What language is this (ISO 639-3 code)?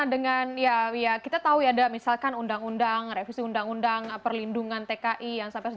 ind